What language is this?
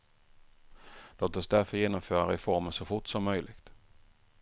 Swedish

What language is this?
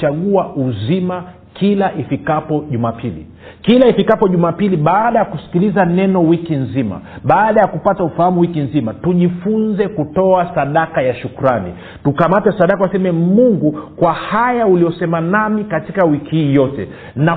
Swahili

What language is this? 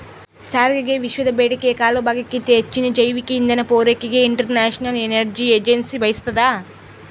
Kannada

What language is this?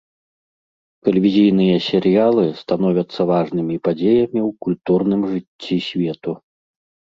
Belarusian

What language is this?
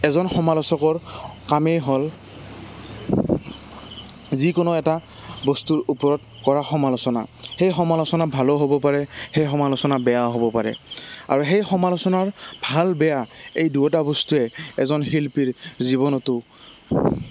Assamese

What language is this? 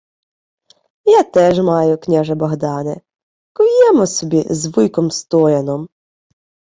Ukrainian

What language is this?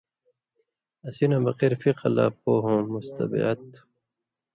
Indus Kohistani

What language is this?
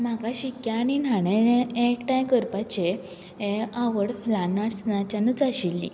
Konkani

